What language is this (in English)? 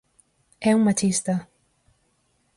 Galician